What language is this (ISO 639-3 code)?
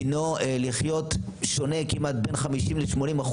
heb